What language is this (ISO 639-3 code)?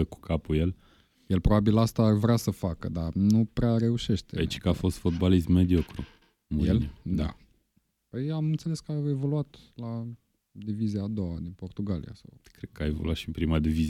ron